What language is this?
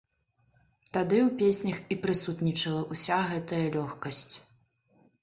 Belarusian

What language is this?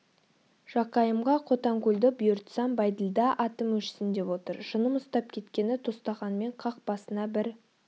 Kazakh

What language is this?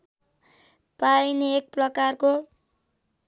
Nepali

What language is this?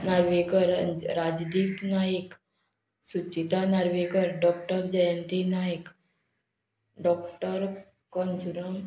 Konkani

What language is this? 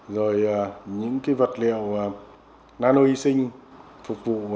Vietnamese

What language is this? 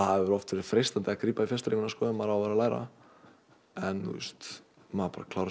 Icelandic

